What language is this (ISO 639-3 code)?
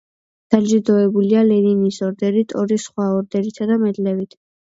kat